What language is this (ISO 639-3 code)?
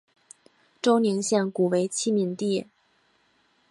zho